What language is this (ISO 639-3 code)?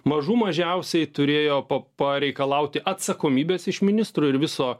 lit